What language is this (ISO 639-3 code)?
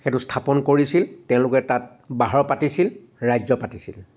asm